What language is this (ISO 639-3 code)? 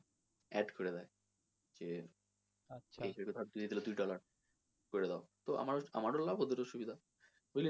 ben